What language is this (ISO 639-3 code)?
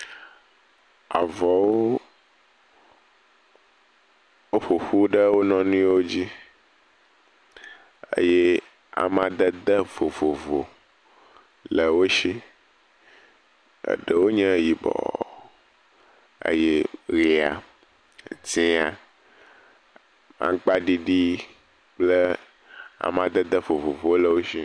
ewe